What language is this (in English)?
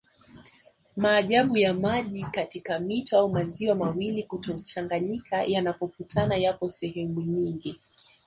Swahili